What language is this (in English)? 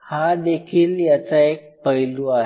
Marathi